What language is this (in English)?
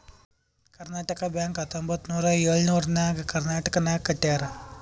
Kannada